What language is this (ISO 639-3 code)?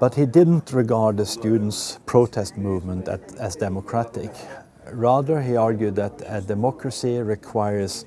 eng